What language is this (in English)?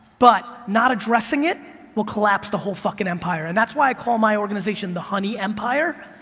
English